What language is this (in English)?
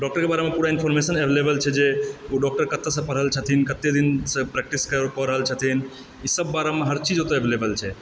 Maithili